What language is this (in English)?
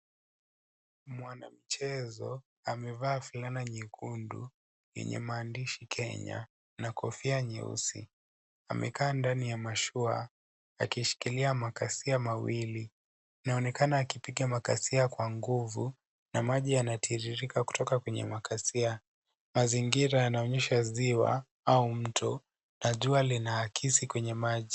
Swahili